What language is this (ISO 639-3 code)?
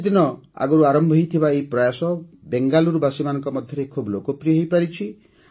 ori